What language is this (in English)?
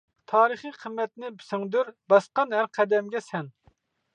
Uyghur